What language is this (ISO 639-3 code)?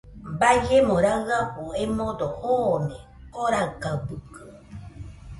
hux